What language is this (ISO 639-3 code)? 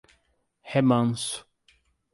por